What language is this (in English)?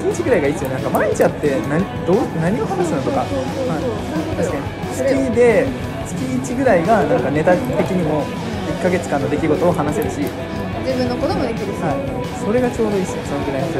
Japanese